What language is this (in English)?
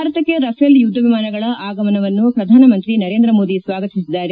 Kannada